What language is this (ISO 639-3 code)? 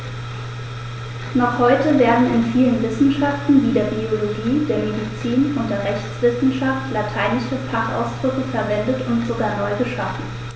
deu